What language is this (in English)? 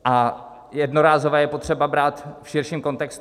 Czech